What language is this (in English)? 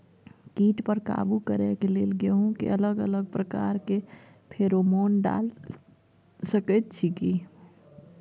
Maithili